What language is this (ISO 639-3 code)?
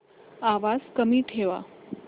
mar